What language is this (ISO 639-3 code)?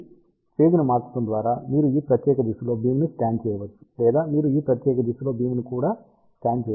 tel